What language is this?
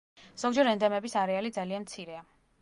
Georgian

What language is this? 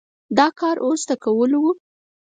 Pashto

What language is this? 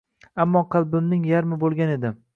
Uzbek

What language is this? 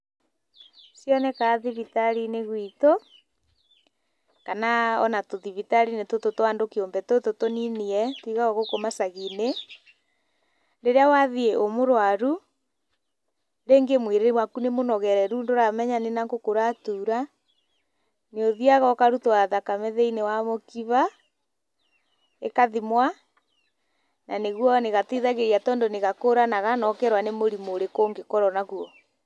Kikuyu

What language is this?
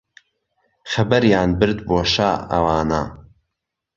Central Kurdish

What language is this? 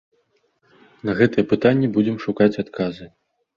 Belarusian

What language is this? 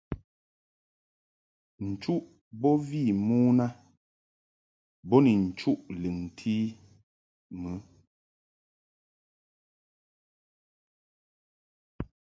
Mungaka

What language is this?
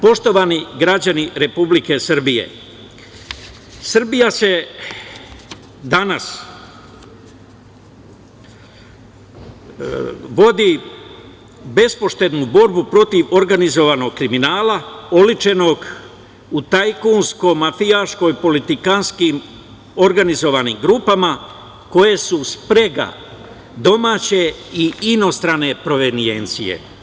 Serbian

